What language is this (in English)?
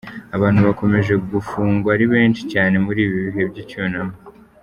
Kinyarwanda